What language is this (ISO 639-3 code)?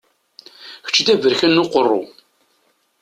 kab